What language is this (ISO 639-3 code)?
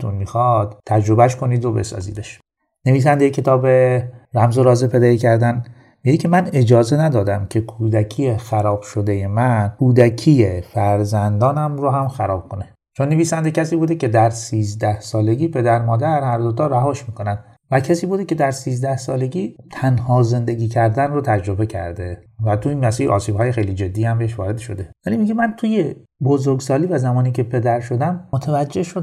fas